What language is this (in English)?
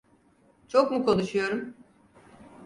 Turkish